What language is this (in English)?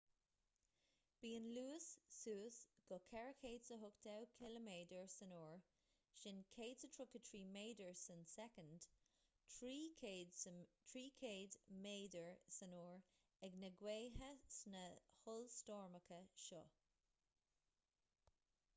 Irish